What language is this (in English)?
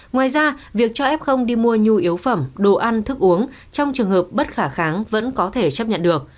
Vietnamese